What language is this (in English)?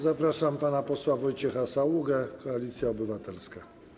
Polish